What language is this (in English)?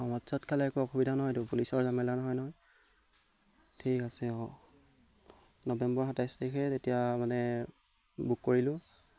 Assamese